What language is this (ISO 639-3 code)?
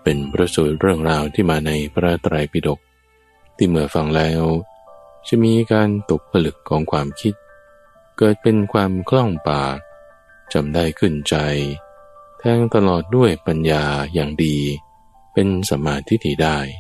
tha